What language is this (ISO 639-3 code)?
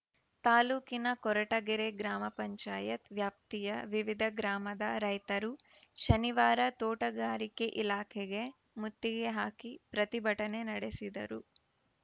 kan